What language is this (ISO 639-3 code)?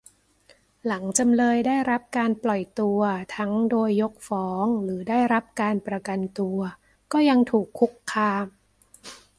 tha